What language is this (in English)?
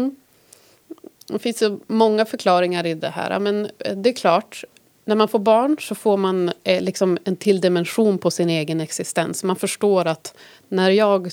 Swedish